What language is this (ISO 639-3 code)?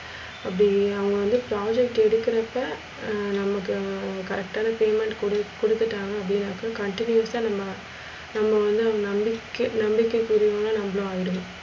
tam